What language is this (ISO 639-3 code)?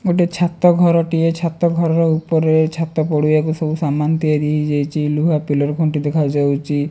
ori